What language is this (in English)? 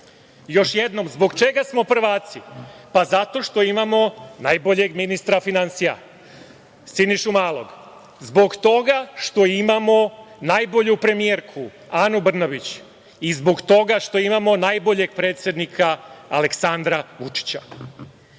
Serbian